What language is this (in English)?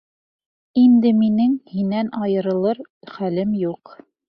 Bashkir